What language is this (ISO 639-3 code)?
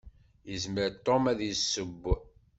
kab